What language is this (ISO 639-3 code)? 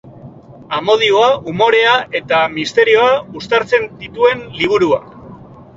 eus